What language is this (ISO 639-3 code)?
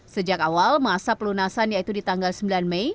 ind